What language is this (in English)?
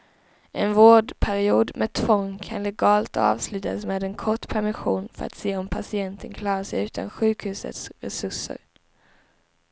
Swedish